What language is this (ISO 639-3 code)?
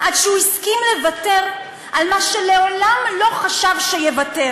heb